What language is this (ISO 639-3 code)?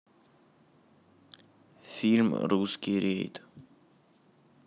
rus